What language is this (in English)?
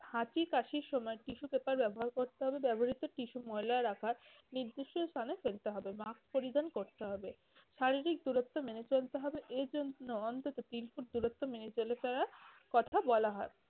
Bangla